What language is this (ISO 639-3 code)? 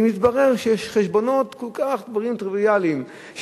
heb